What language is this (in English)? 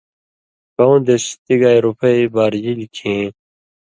Indus Kohistani